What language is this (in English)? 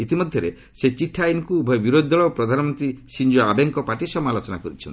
Odia